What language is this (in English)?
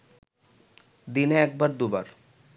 Bangla